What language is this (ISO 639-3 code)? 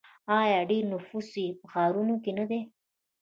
pus